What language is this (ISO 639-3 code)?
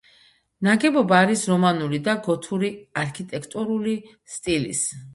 kat